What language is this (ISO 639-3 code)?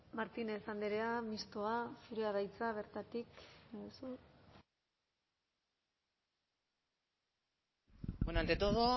eus